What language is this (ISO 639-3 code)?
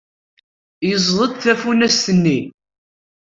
kab